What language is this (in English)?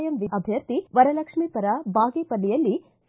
Kannada